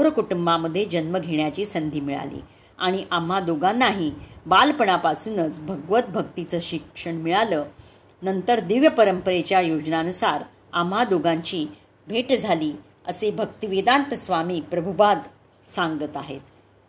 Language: Marathi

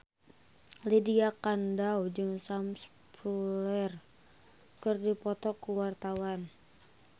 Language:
Sundanese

